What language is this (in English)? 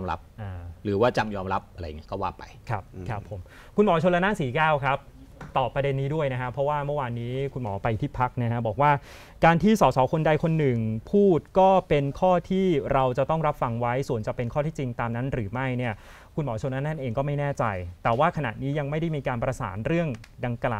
Thai